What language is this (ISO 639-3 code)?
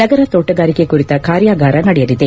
kan